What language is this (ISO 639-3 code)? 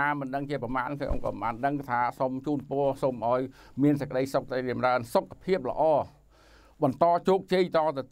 tha